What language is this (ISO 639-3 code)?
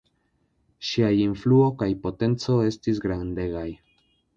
epo